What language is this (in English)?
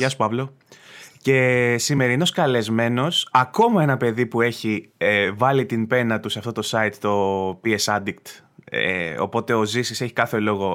Greek